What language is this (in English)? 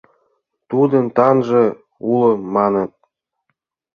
Mari